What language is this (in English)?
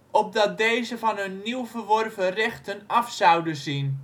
Dutch